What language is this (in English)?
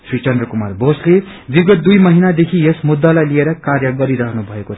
Nepali